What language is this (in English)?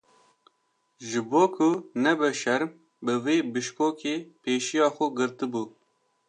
Kurdish